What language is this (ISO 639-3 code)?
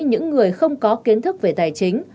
vie